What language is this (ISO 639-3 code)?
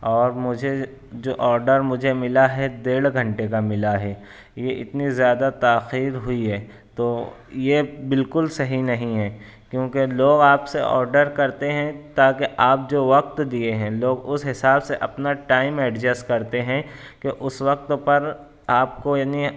urd